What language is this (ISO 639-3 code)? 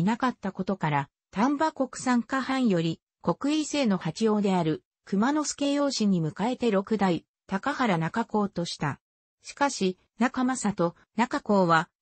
jpn